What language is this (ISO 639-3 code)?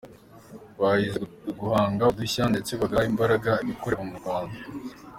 kin